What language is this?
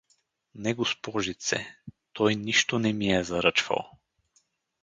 Bulgarian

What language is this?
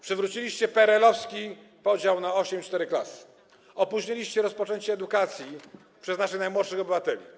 Polish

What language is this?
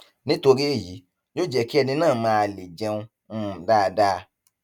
Yoruba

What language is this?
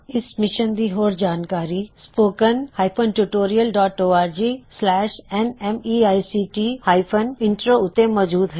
Punjabi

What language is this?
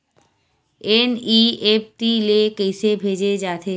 Chhattisgarhi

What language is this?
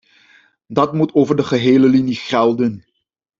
Dutch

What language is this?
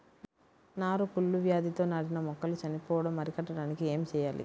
Telugu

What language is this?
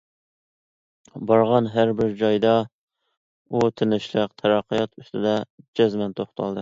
Uyghur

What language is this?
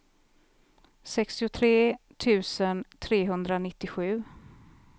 Swedish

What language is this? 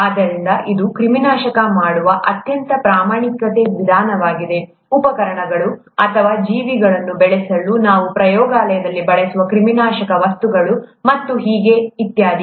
Kannada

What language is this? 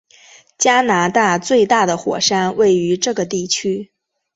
Chinese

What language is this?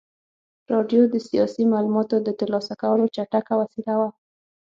Pashto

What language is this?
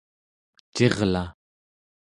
Central Yupik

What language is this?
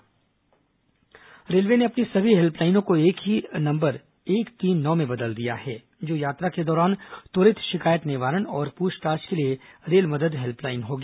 Hindi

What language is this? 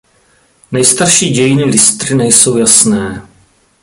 Czech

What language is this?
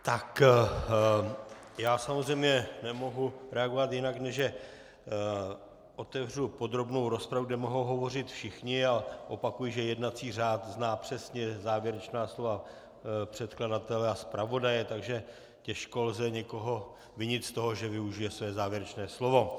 Czech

